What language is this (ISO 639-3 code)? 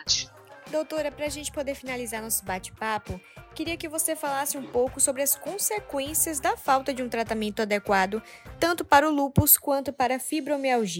por